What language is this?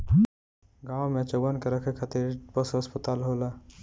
Bhojpuri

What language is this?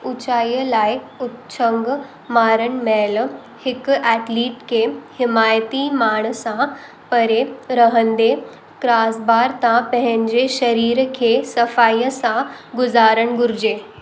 Sindhi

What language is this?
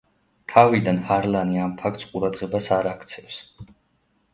Georgian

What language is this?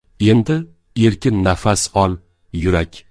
Uzbek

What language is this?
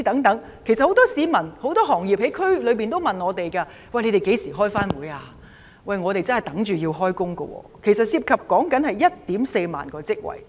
Cantonese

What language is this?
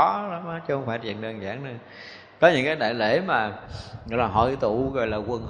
Vietnamese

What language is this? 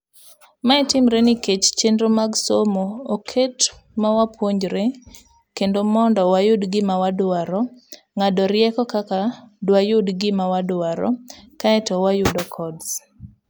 Luo (Kenya and Tanzania)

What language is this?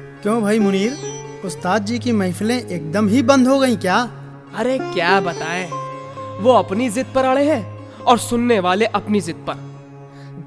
Hindi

